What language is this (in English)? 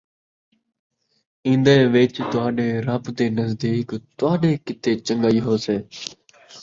Saraiki